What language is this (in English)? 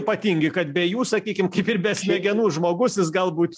Lithuanian